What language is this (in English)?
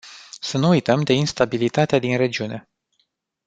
Romanian